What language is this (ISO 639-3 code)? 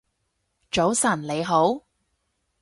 yue